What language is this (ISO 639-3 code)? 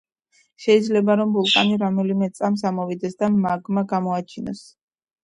kat